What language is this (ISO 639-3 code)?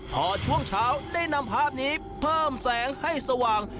tha